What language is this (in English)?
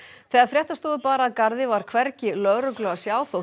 Icelandic